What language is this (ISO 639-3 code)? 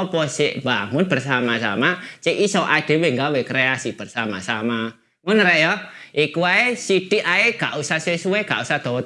ind